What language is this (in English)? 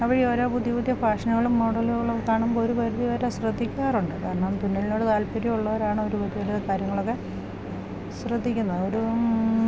Malayalam